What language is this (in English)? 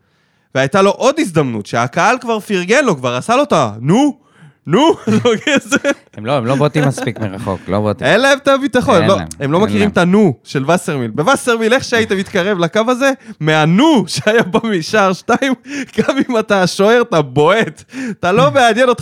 Hebrew